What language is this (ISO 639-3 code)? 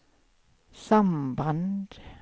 swe